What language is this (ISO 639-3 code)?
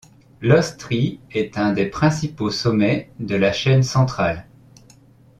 fra